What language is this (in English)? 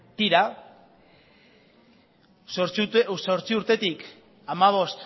Basque